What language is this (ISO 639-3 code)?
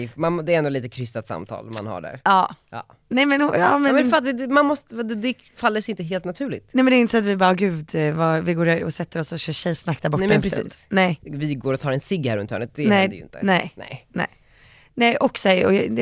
swe